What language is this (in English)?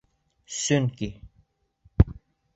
Bashkir